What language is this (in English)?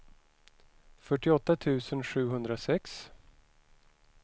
Swedish